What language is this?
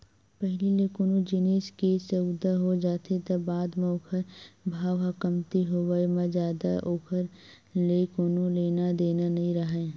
Chhattisgarhi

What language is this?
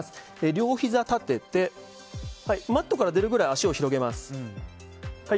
Japanese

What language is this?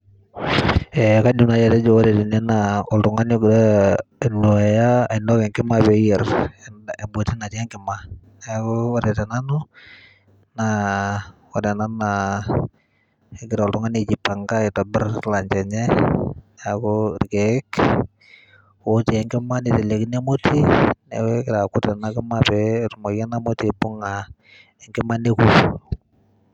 Masai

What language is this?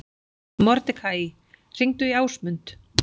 Icelandic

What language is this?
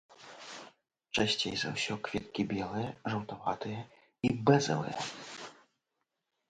Belarusian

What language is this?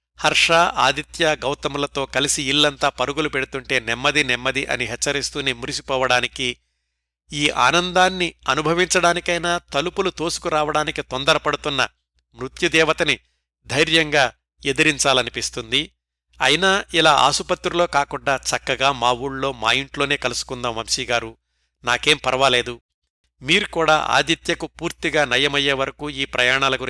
Telugu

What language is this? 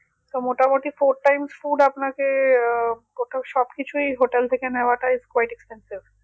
Bangla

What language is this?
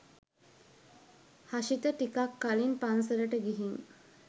Sinhala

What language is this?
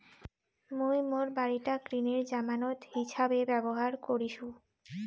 Bangla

